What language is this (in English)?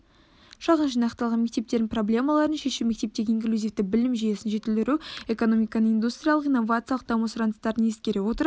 Kazakh